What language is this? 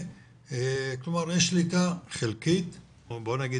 Hebrew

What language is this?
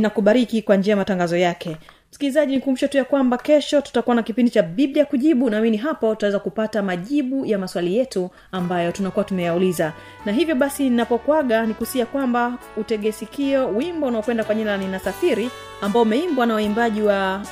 Swahili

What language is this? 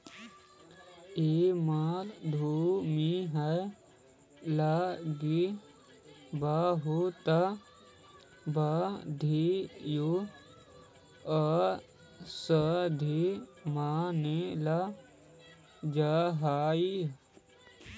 Magahi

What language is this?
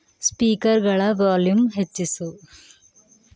Kannada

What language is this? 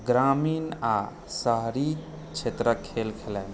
Maithili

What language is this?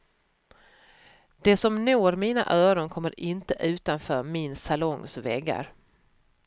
Swedish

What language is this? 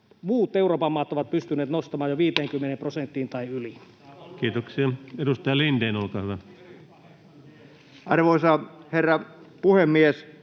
Finnish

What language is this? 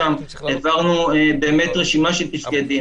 Hebrew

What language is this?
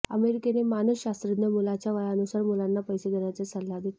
Marathi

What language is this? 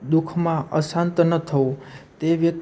Gujarati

